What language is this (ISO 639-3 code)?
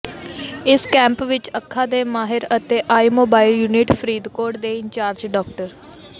pan